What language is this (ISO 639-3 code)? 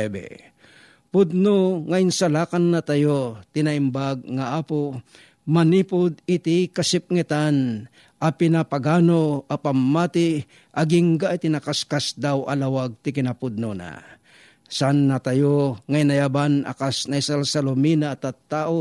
fil